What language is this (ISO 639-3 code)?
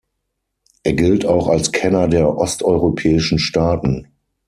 deu